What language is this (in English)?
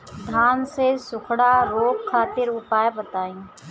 Bhojpuri